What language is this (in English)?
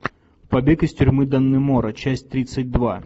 Russian